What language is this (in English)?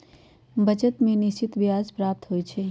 Magahi